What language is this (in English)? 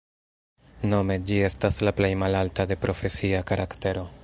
Esperanto